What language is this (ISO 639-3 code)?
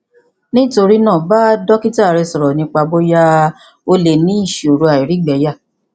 yor